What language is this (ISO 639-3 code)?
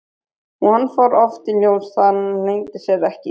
isl